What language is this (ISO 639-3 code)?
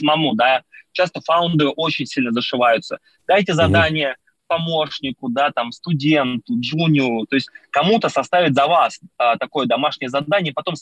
rus